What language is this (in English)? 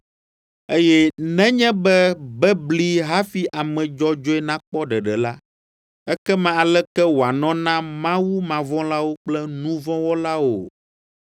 Ewe